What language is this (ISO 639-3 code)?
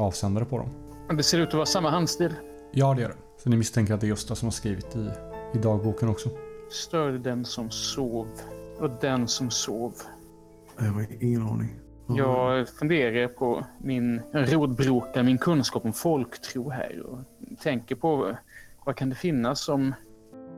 swe